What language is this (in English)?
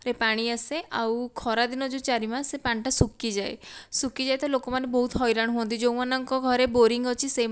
Odia